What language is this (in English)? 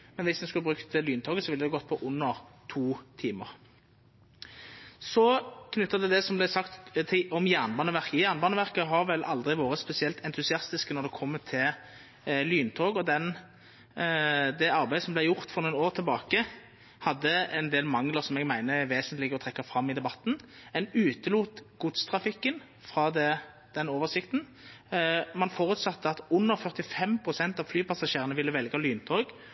Norwegian Nynorsk